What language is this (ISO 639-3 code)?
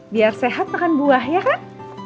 ind